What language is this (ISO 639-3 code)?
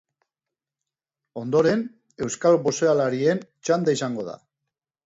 eus